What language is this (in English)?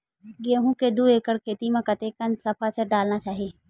Chhattisgarhi